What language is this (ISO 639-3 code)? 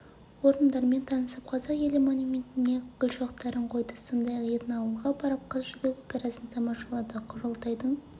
kaz